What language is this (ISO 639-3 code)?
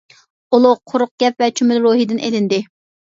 uig